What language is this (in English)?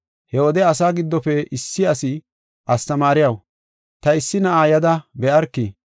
Gofa